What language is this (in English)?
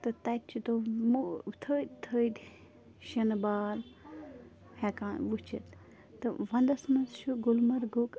Kashmiri